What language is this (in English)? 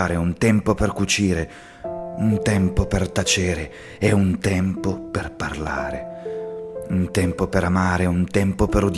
Italian